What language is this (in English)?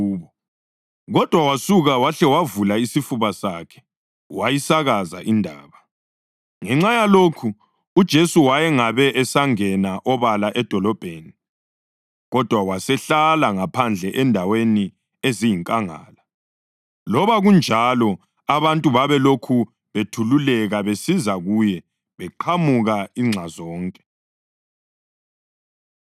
North Ndebele